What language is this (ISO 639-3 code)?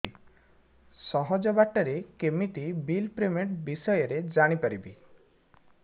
ori